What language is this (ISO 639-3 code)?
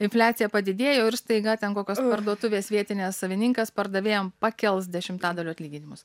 lit